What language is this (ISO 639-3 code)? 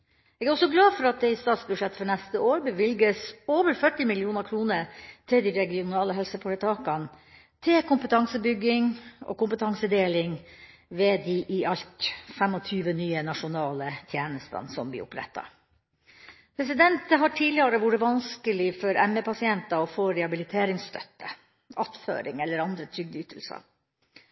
nob